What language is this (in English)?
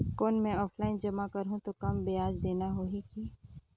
Chhattisgarhi